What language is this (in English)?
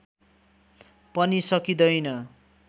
Nepali